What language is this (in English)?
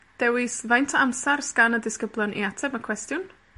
Welsh